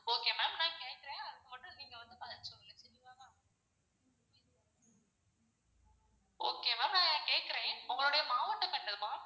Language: Tamil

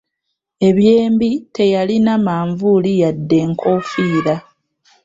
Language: Ganda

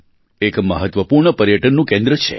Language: Gujarati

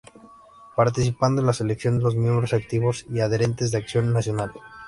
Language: Spanish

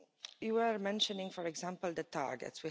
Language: English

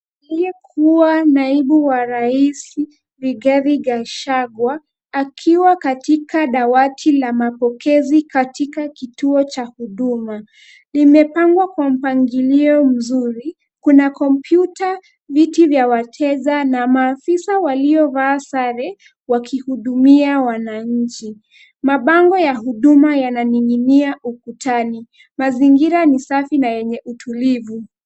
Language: Swahili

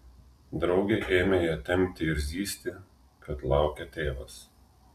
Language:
Lithuanian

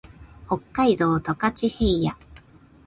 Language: Japanese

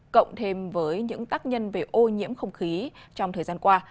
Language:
Vietnamese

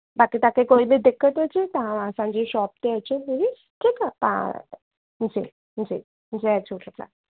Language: Sindhi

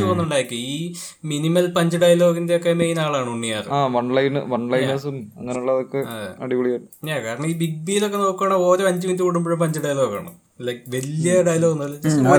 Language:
Malayalam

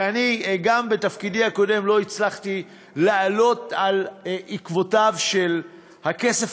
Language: Hebrew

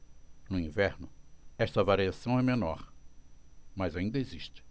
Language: Portuguese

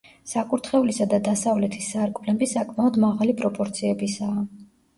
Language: Georgian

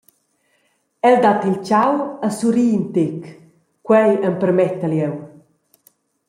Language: Romansh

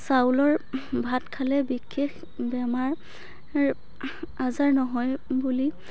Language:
Assamese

